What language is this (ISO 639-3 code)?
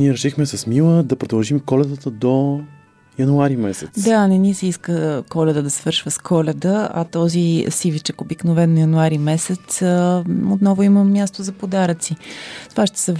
bul